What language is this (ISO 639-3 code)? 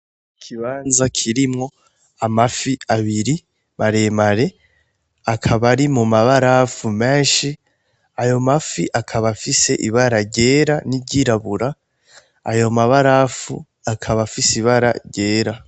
run